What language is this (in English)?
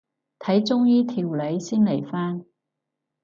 Cantonese